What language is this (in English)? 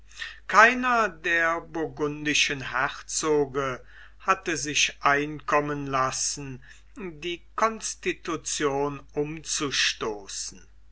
German